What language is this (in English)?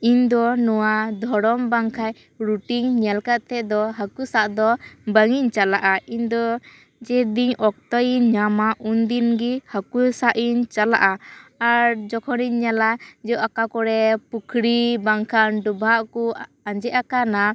Santali